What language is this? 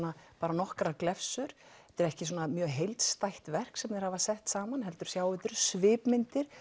Icelandic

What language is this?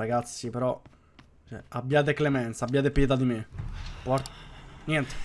Italian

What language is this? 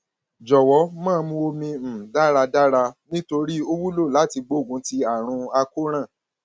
Yoruba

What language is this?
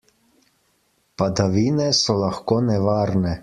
Slovenian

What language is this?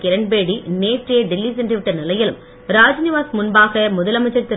Tamil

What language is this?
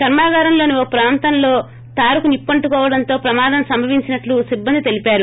Telugu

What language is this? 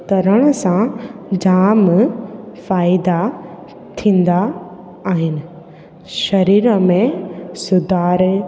Sindhi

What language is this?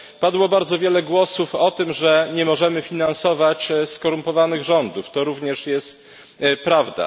Polish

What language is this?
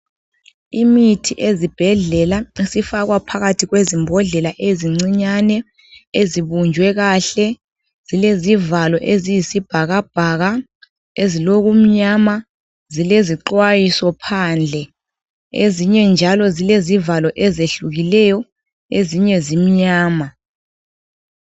North Ndebele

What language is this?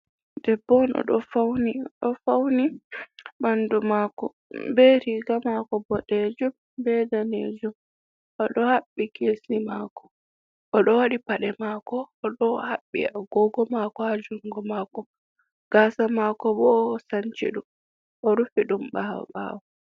Fula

